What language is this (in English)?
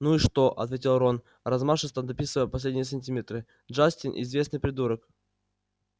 Russian